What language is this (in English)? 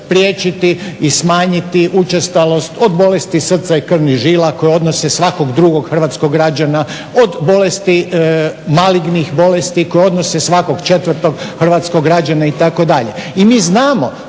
Croatian